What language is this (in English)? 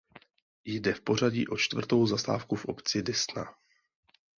Czech